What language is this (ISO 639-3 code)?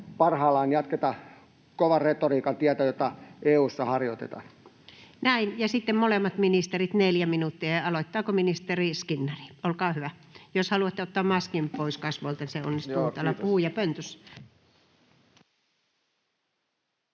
fin